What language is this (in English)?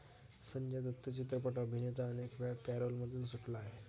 Marathi